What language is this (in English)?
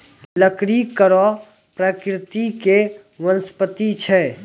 Maithili